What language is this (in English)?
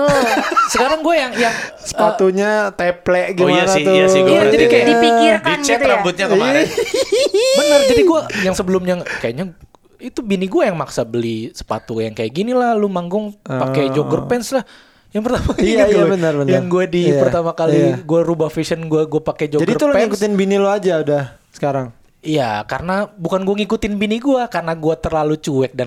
Indonesian